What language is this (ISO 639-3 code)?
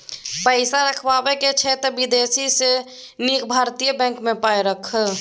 mai